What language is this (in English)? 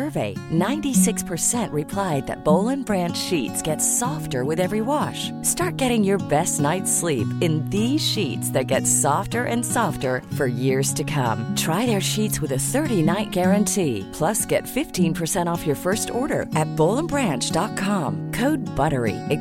Swedish